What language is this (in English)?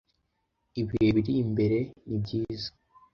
Kinyarwanda